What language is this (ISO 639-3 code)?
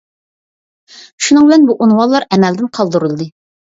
uig